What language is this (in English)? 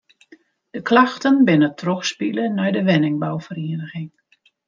Western Frisian